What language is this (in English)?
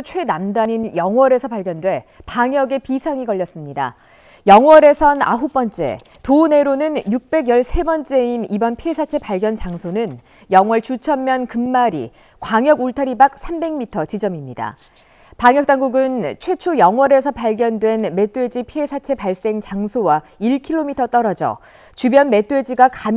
Korean